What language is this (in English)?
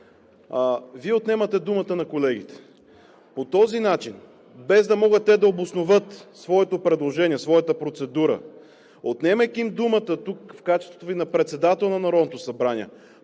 Bulgarian